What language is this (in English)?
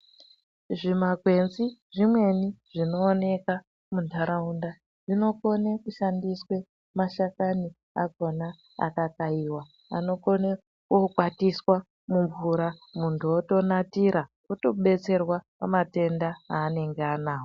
Ndau